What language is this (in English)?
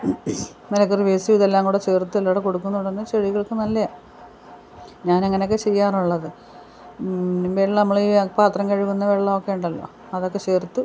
Malayalam